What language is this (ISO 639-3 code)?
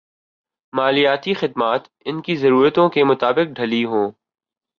urd